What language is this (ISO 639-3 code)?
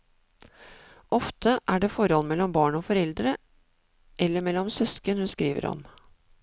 nor